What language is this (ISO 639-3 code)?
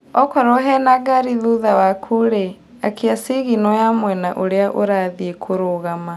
kik